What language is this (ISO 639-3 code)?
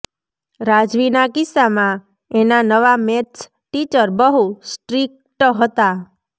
guj